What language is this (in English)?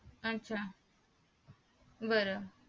Marathi